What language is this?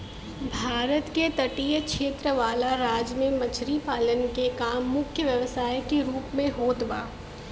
Bhojpuri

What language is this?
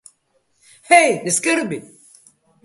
Slovenian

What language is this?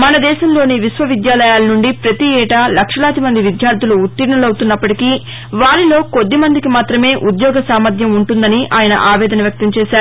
Telugu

